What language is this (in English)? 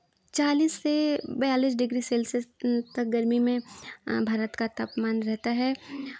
Hindi